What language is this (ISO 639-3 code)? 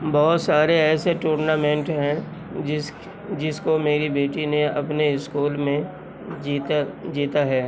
urd